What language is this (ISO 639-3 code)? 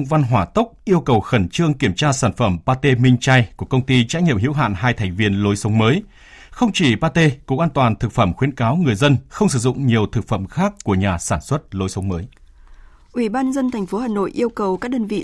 vie